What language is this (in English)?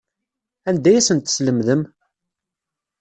Kabyle